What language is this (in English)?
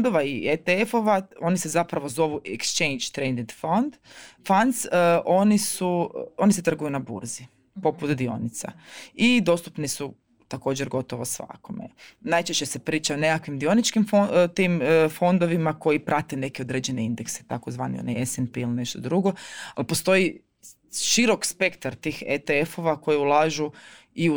Croatian